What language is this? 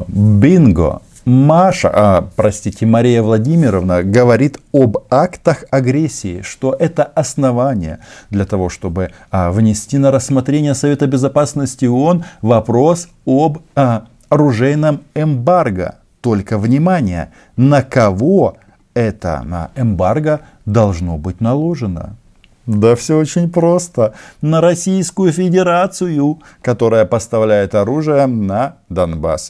Russian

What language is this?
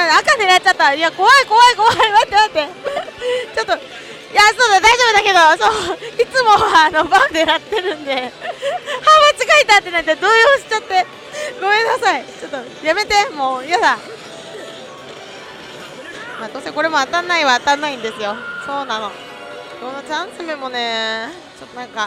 Japanese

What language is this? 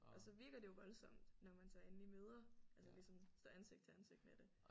Danish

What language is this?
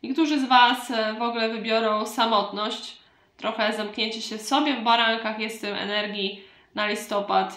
Polish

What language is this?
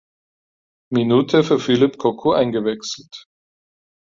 German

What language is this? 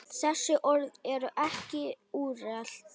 Icelandic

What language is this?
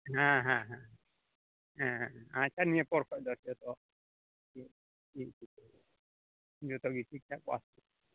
Santali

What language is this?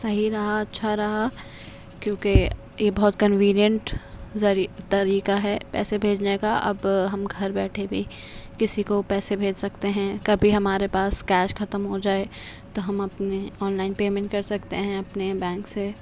Urdu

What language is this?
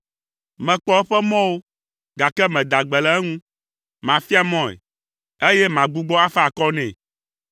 Ewe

